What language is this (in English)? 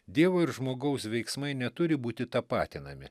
Lithuanian